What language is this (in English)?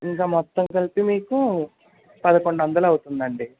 Telugu